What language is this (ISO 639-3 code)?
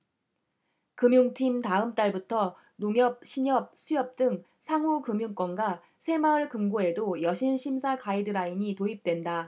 kor